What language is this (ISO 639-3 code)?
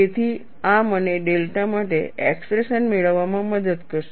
guj